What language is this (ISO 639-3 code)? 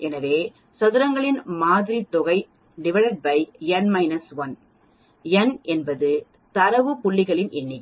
tam